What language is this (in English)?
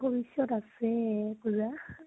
Assamese